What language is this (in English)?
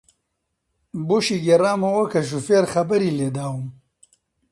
Central Kurdish